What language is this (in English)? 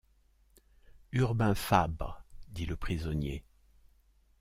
French